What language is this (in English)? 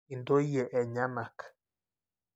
Masai